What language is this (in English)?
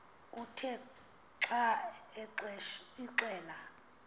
Xhosa